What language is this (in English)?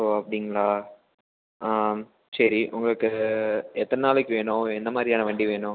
Tamil